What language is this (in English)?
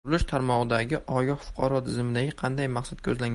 Uzbek